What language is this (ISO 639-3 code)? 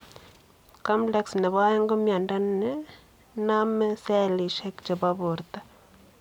kln